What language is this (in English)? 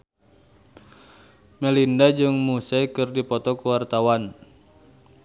Sundanese